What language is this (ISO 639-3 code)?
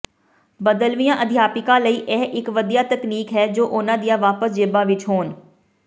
pan